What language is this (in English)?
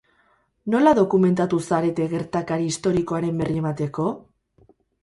Basque